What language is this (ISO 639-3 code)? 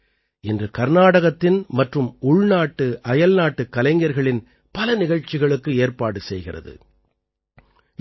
tam